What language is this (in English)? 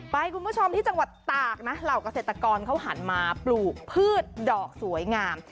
Thai